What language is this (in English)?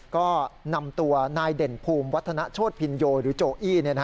Thai